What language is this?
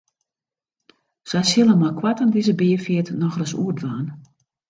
Western Frisian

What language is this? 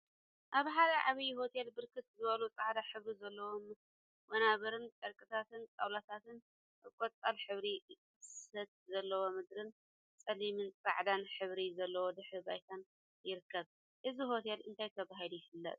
Tigrinya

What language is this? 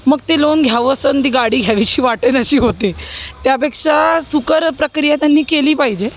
Marathi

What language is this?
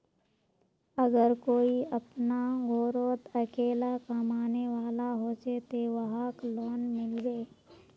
Magahi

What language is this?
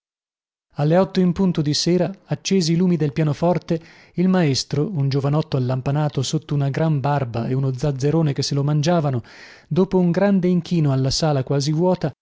Italian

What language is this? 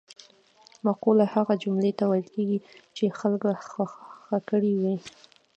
Pashto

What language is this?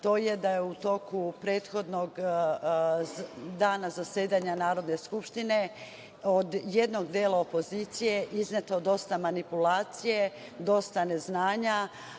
Serbian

